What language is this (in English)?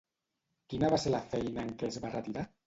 Catalan